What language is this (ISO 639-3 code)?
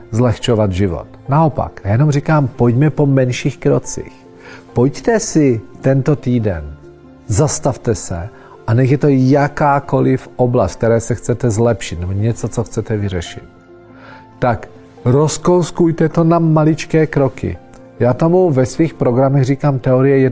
ces